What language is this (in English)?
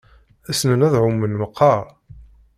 Kabyle